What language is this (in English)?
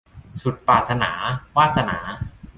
Thai